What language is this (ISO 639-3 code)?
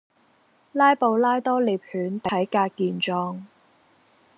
yue